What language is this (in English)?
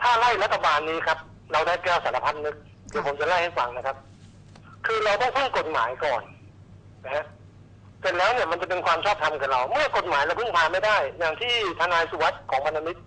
Thai